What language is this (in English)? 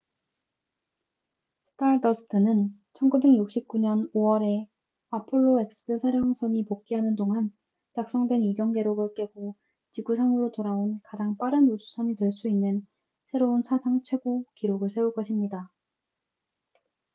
Korean